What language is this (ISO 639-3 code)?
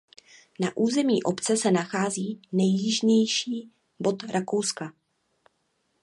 ces